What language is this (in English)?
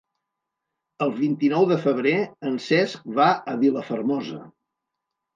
Catalan